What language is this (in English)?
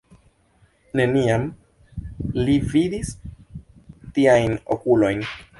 Esperanto